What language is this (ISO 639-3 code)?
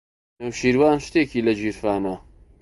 ckb